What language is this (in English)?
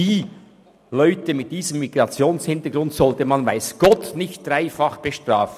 Swiss German